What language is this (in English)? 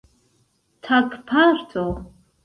Esperanto